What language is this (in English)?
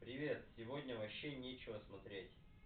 Russian